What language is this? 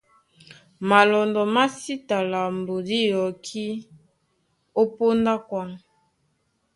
Duala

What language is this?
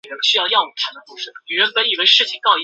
Chinese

